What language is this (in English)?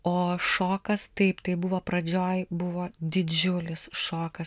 Lithuanian